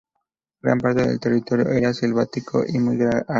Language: Spanish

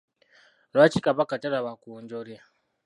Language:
Ganda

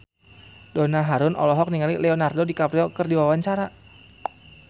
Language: Sundanese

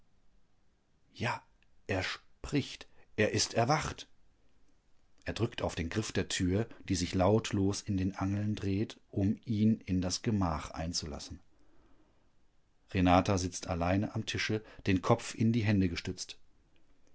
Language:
German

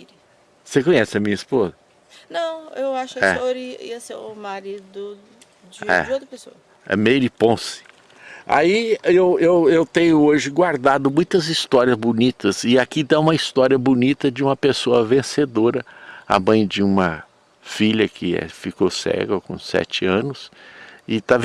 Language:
Portuguese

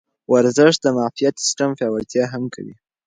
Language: Pashto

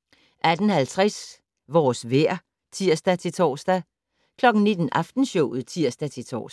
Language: Danish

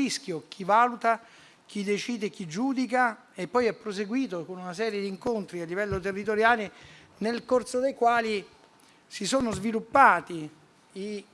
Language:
Italian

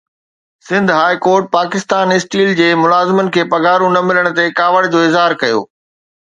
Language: Sindhi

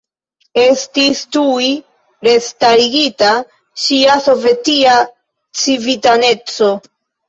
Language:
Esperanto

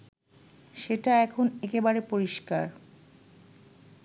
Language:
Bangla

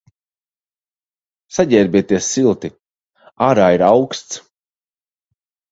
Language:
Latvian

